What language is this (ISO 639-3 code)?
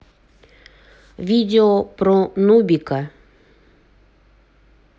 rus